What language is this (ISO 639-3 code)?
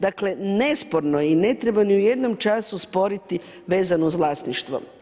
hrv